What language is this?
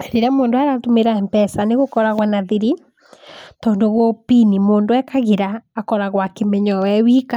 Kikuyu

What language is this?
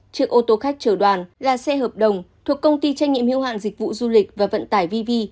Vietnamese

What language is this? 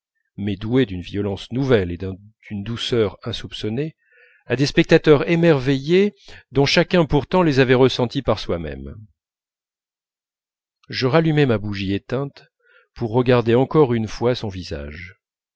French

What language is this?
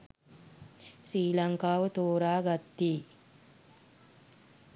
Sinhala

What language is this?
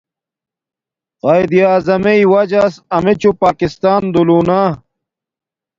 Domaaki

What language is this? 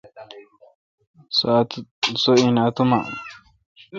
Kalkoti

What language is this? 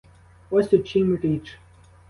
Ukrainian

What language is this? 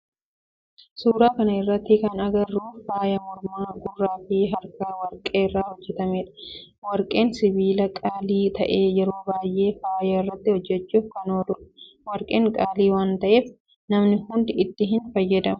Oromo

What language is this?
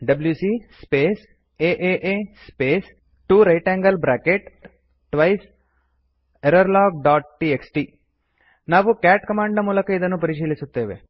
Kannada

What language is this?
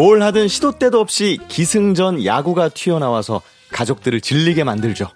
Korean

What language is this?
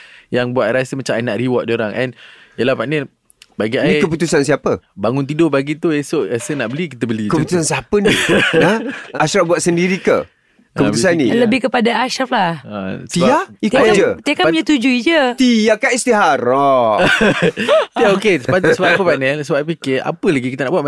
Malay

